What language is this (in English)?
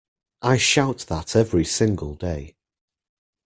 English